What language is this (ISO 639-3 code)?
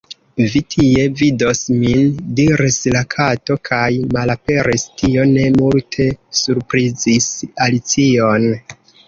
epo